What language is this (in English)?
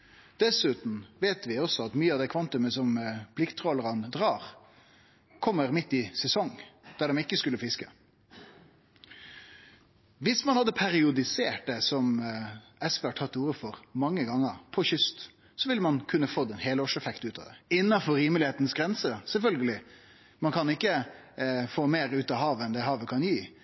Norwegian Nynorsk